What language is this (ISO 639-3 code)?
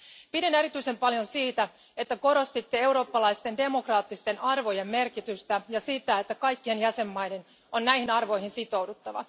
fin